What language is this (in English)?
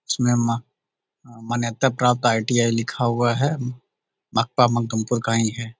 Magahi